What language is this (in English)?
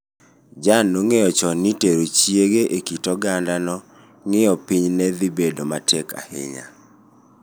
Luo (Kenya and Tanzania)